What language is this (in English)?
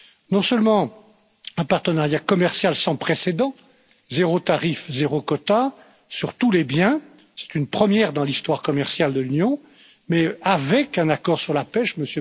French